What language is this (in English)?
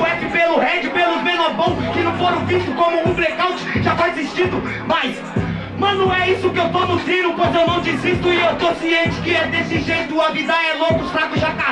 Portuguese